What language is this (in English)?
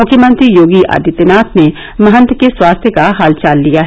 Hindi